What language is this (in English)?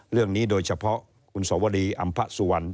Thai